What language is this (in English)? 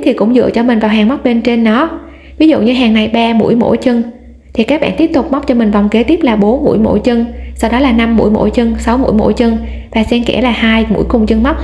Vietnamese